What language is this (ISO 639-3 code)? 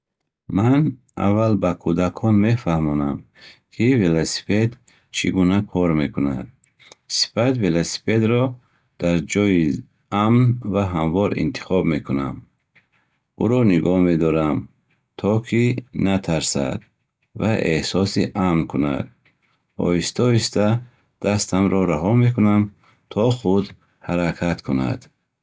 bhh